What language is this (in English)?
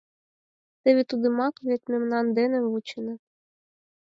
Mari